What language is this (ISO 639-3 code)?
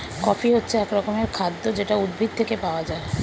ben